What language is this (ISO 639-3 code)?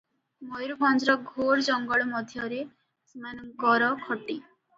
ori